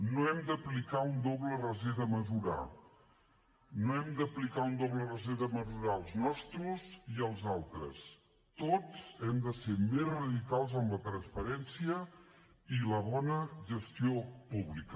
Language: Catalan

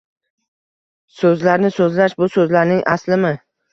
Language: Uzbek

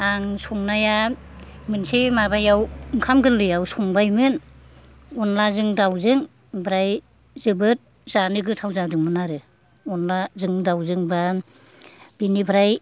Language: Bodo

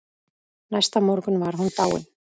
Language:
Icelandic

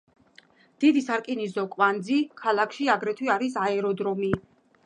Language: Georgian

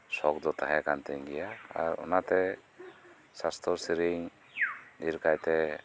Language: Santali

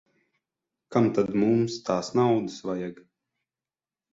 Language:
Latvian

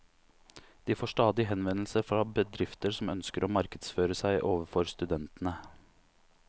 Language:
Norwegian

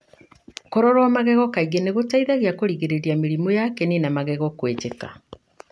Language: Kikuyu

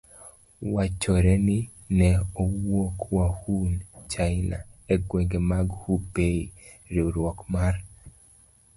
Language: Luo (Kenya and Tanzania)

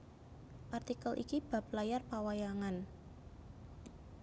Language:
Javanese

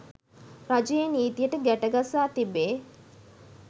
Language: Sinhala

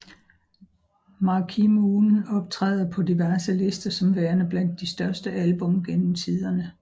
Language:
Danish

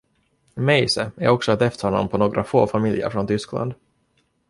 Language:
Swedish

